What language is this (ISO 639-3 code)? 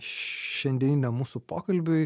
lit